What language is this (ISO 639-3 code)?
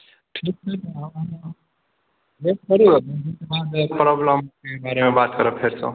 mai